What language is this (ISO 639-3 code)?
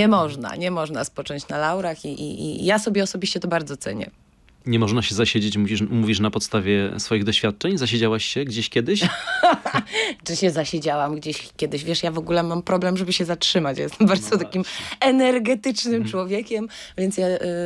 pol